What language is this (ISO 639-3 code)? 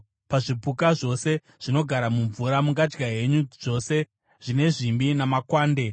sna